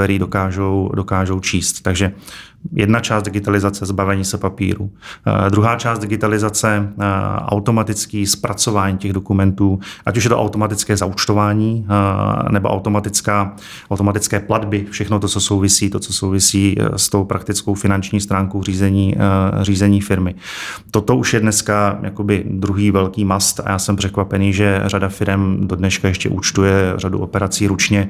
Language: Czech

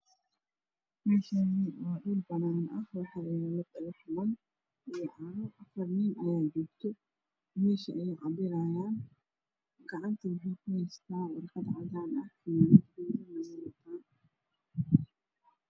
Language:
Somali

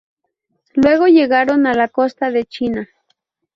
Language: Spanish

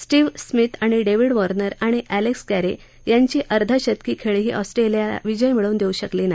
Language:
Marathi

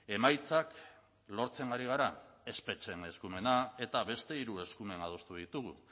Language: Basque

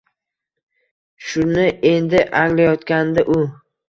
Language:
Uzbek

